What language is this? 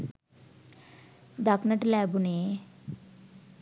Sinhala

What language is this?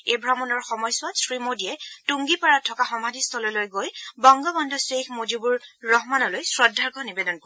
Assamese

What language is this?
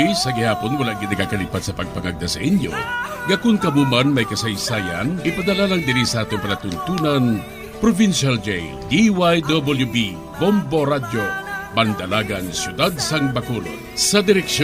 Filipino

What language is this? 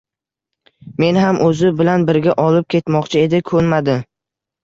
Uzbek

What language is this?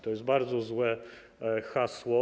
Polish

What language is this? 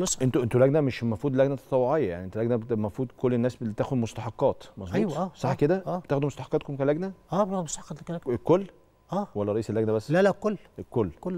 Arabic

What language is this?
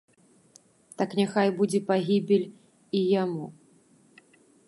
Belarusian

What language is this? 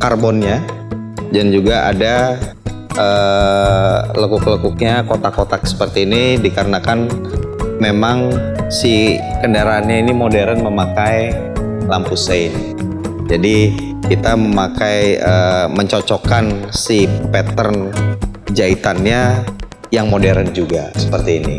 Indonesian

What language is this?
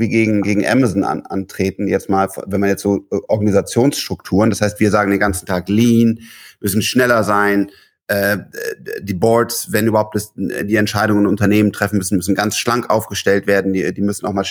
German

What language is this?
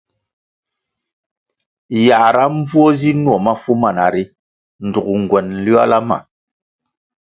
Kwasio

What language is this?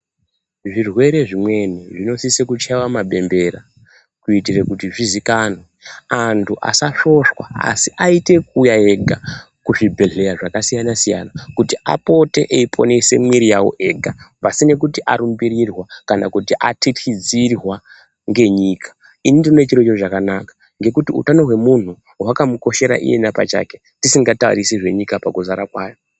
Ndau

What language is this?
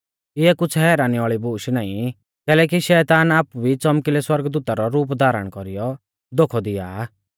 Mahasu Pahari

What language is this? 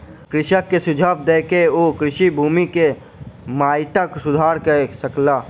Maithili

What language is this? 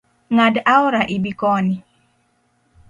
Luo (Kenya and Tanzania)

